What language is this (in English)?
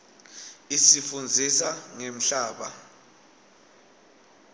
Swati